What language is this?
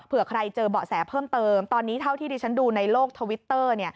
Thai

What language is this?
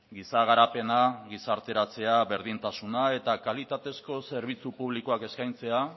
Basque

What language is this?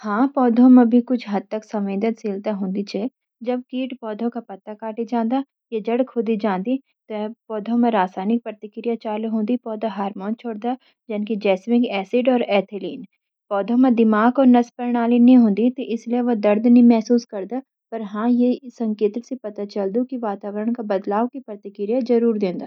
Garhwali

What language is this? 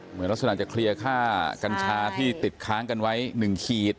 Thai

